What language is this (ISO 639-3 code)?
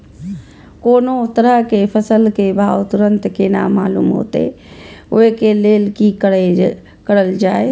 mai